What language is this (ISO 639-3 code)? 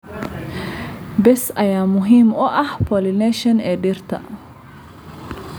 som